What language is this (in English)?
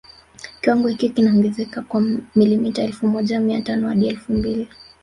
Swahili